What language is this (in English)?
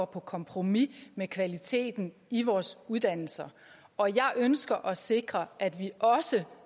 Danish